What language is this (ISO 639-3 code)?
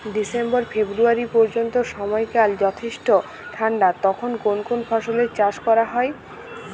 ben